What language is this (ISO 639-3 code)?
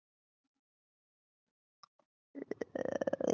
mal